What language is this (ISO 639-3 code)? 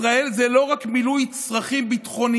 heb